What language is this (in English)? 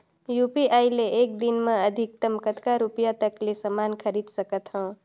Chhattisgarhi